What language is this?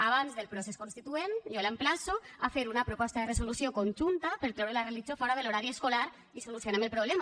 Catalan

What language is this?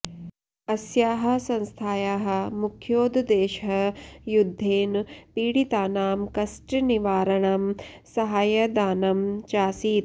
Sanskrit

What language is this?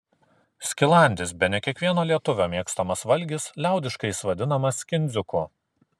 Lithuanian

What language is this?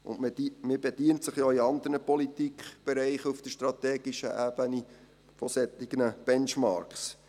Swiss German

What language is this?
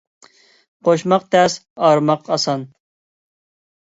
Uyghur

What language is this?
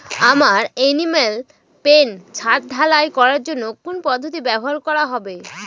Bangla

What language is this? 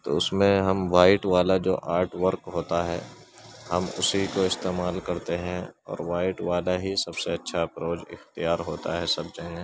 Urdu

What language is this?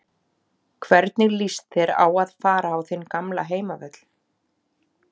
Icelandic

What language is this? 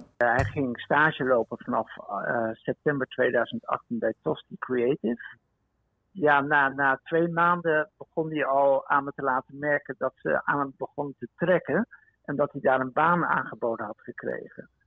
Dutch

